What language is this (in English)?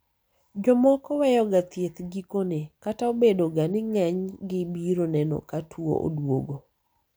Luo (Kenya and Tanzania)